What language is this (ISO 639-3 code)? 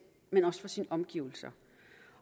dan